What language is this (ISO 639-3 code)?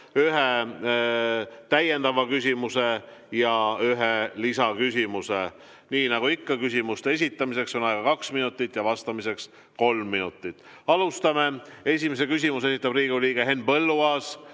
est